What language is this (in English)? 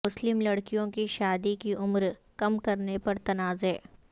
Urdu